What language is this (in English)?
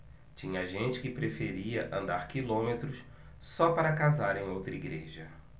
Portuguese